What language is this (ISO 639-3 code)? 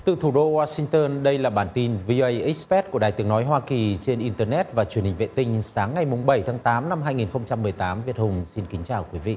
vie